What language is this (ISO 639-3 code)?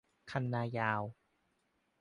tha